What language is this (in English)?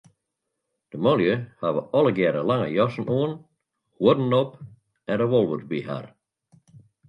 Western Frisian